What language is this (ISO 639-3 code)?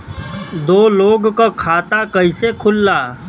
bho